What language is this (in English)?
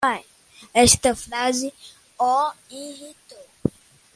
Portuguese